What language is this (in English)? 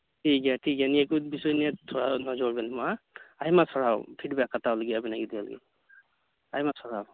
Santali